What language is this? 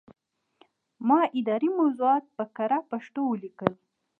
Pashto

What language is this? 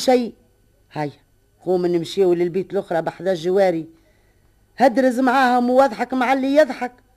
Arabic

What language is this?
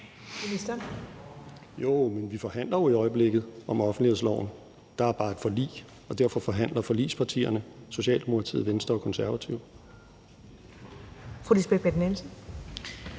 Danish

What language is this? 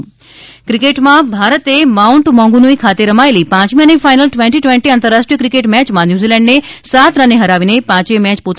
Gujarati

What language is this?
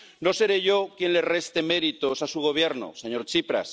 Spanish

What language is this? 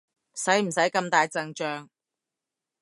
Cantonese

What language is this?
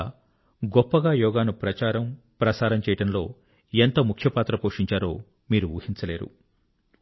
Telugu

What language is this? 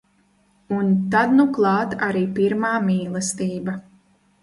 Latvian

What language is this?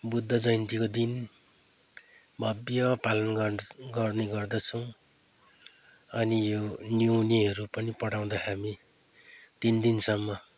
Nepali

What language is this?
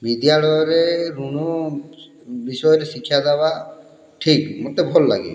Odia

